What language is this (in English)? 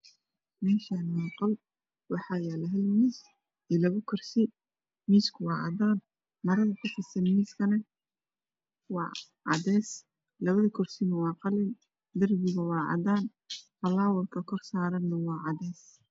Somali